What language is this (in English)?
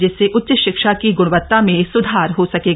Hindi